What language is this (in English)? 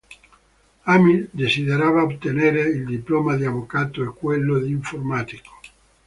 Italian